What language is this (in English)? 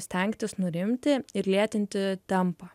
Lithuanian